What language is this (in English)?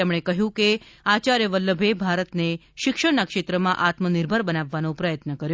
Gujarati